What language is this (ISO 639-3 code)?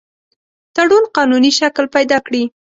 pus